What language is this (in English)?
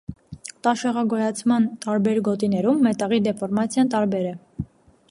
Armenian